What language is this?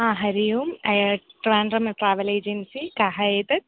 Sanskrit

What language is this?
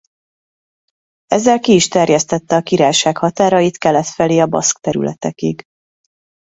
Hungarian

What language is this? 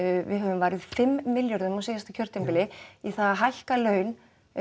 Icelandic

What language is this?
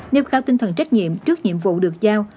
Vietnamese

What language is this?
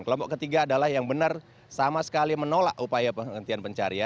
Indonesian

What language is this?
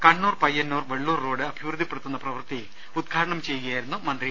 Malayalam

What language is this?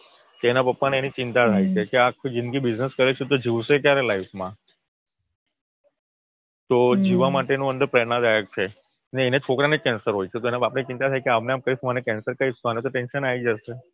Gujarati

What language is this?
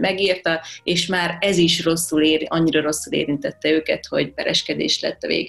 Hungarian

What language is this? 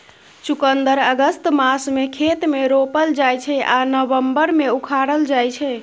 Maithili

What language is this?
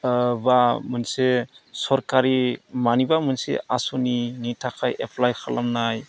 Bodo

